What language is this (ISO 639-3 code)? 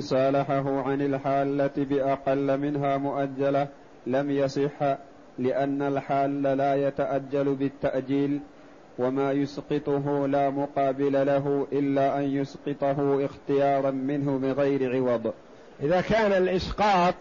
ara